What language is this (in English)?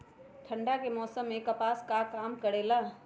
Magahi